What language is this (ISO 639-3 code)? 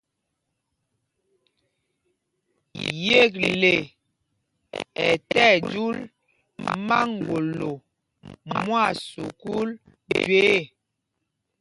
mgg